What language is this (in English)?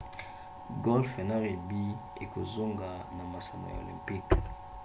Lingala